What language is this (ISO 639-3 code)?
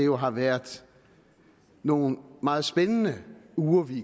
dan